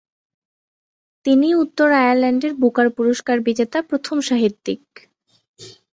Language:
Bangla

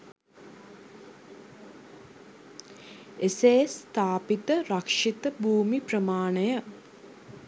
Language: Sinhala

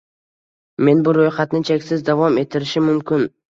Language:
Uzbek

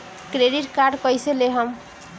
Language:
Bhojpuri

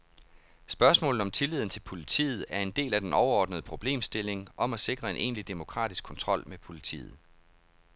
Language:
Danish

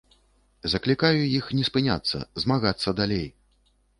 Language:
Belarusian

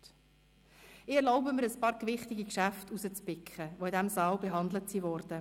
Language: Swiss German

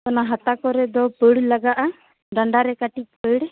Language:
Santali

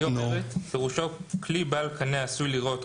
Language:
Hebrew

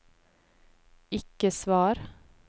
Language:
Norwegian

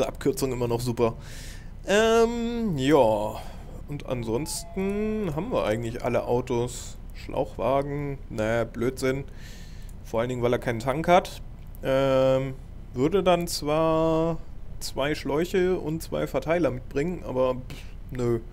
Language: German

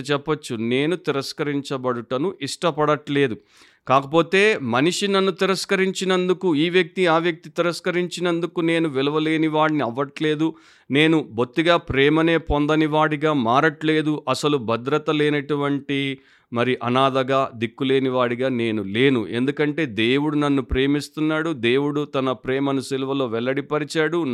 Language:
Telugu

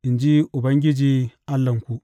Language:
Hausa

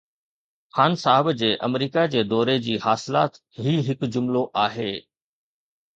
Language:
Sindhi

